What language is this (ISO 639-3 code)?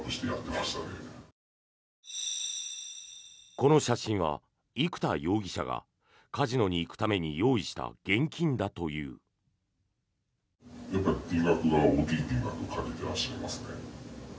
jpn